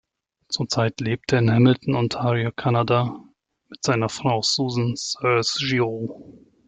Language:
German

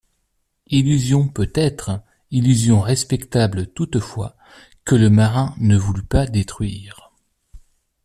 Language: French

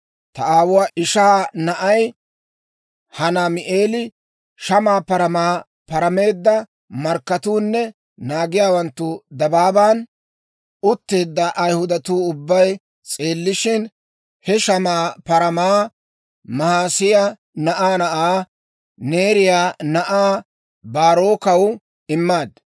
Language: Dawro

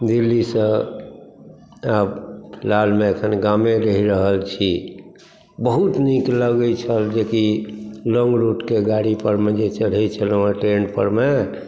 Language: Maithili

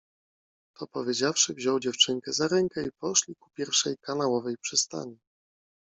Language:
Polish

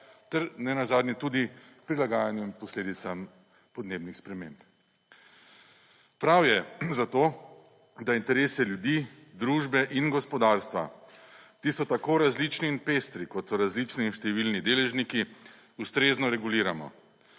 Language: Slovenian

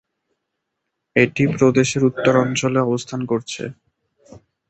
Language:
Bangla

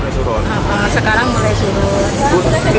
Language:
Indonesian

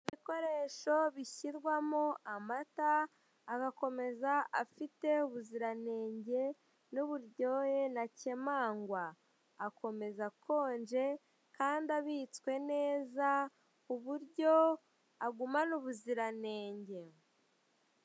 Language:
Kinyarwanda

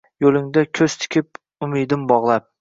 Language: Uzbek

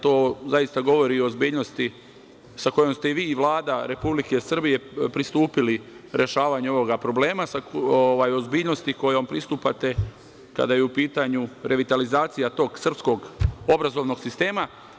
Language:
Serbian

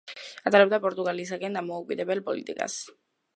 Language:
Georgian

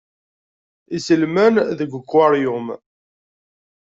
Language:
Kabyle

